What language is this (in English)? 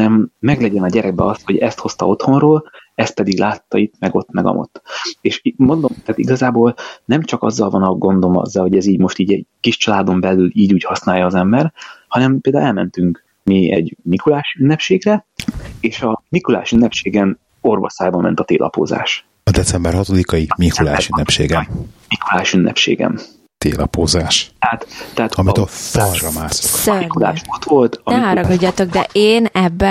Hungarian